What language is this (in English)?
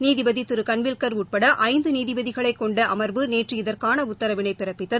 Tamil